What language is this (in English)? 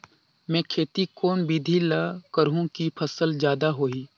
Chhattisgarhi